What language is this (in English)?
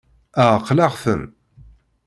Kabyle